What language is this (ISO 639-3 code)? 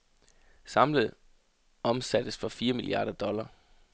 dan